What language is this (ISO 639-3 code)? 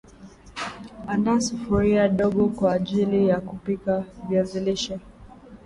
swa